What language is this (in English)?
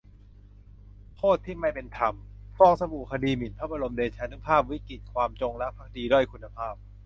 Thai